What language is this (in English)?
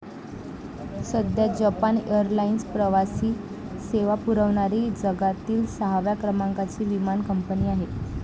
Marathi